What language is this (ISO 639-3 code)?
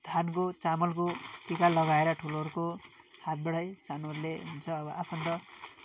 nep